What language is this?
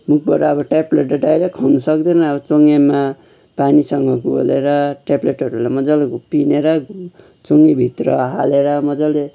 Nepali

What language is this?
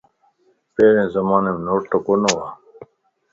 Lasi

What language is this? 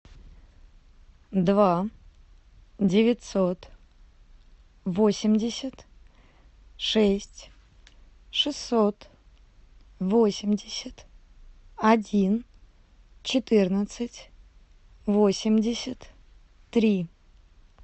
Russian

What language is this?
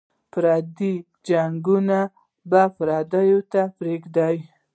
Pashto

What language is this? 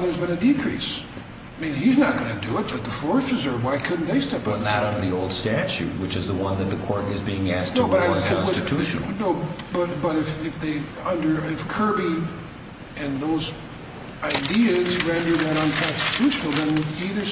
English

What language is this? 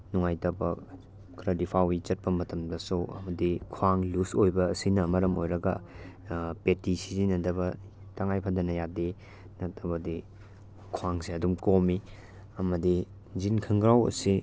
Manipuri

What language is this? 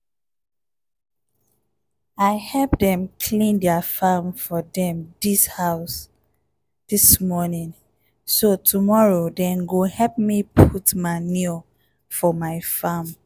Nigerian Pidgin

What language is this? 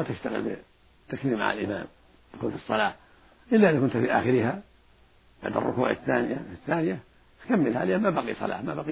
Arabic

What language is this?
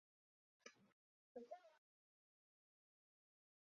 Chinese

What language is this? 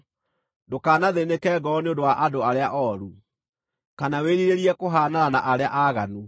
Kikuyu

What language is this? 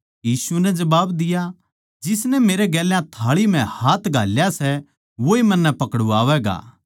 Haryanvi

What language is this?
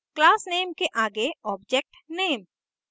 Hindi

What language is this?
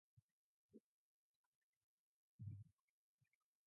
English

